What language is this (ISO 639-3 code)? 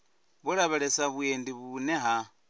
ven